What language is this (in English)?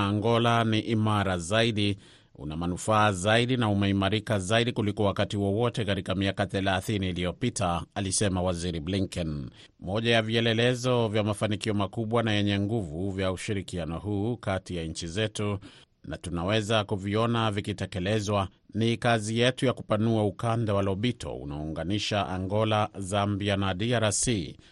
Swahili